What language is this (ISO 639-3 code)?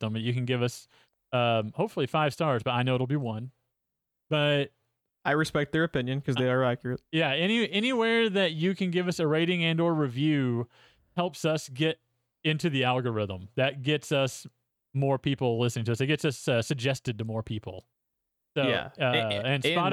eng